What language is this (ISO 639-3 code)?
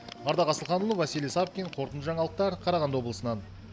kaz